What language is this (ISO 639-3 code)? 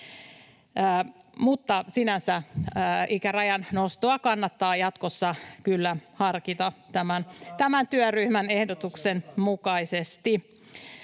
fin